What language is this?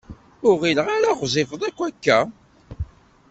Kabyle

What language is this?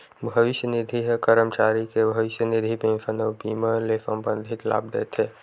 Chhattisgarhi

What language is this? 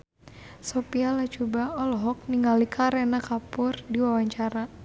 Sundanese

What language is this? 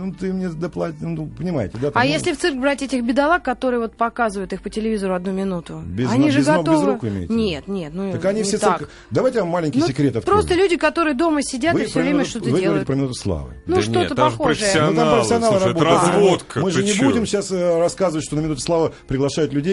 Russian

